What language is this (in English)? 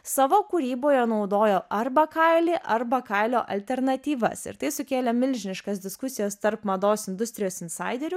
Lithuanian